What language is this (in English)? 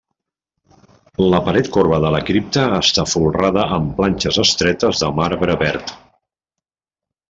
Catalan